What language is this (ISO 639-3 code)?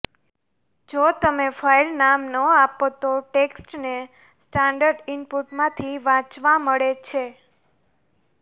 guj